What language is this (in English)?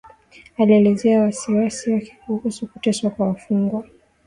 Swahili